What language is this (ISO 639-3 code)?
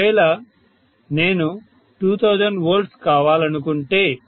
tel